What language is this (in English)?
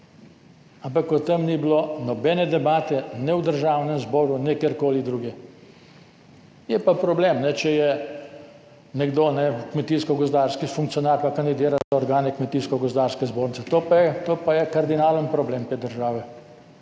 Slovenian